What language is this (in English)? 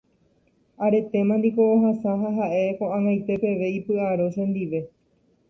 Guarani